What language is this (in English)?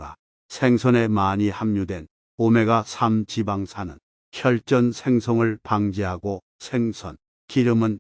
Korean